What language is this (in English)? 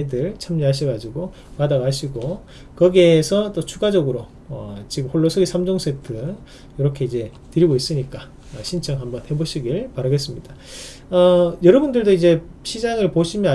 Korean